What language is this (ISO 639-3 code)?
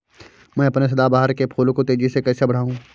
hin